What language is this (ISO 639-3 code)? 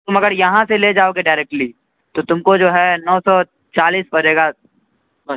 urd